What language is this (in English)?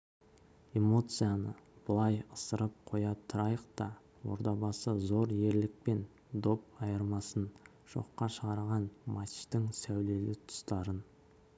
Kazakh